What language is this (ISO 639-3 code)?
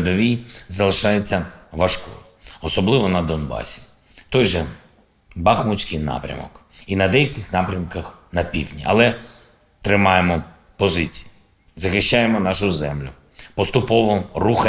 ukr